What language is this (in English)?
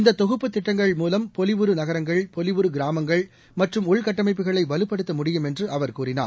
Tamil